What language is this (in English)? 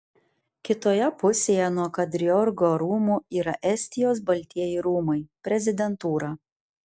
Lithuanian